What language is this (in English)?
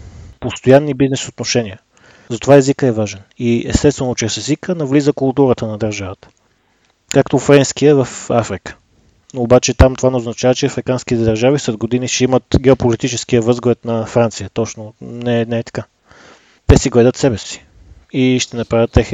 Bulgarian